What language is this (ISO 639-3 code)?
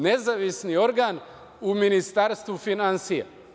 srp